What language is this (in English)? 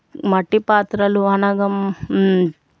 Telugu